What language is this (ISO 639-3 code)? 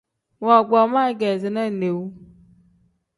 kdh